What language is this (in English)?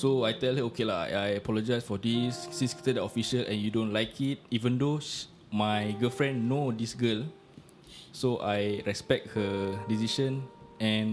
Malay